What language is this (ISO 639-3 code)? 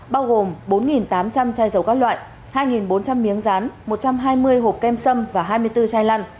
vie